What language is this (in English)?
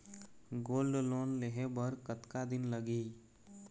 Chhattisgarhi